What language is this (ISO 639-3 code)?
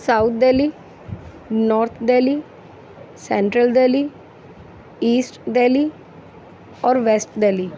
urd